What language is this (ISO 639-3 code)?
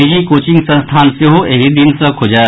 mai